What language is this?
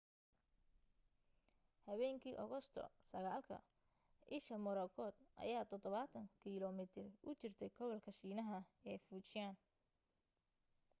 Somali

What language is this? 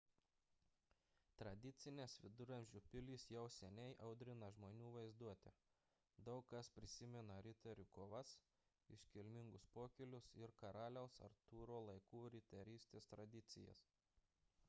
Lithuanian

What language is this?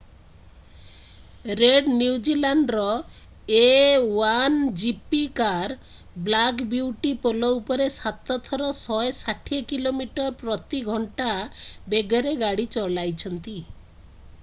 Odia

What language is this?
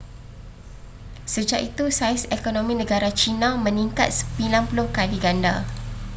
Malay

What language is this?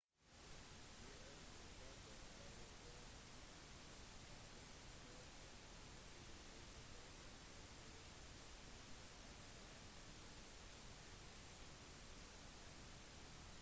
Norwegian Bokmål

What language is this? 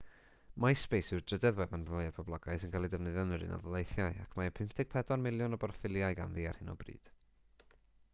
Welsh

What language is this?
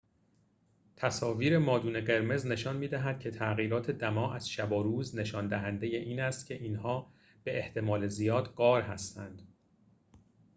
Persian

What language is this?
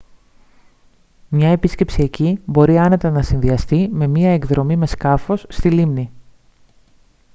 Greek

